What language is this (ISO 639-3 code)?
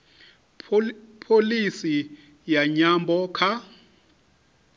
ven